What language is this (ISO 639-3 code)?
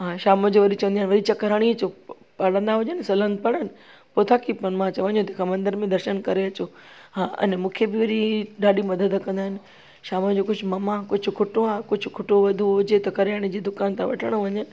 snd